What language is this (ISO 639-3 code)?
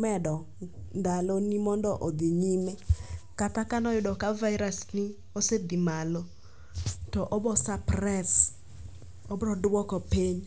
luo